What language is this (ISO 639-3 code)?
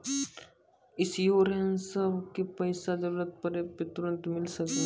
mai